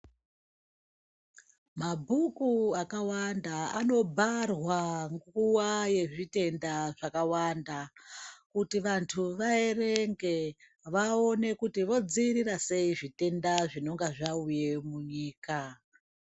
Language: Ndau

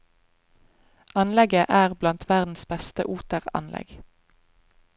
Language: Norwegian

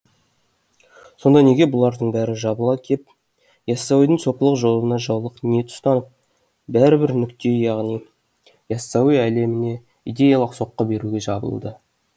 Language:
Kazakh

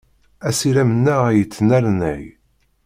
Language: Kabyle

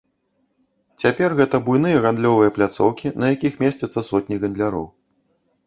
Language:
Belarusian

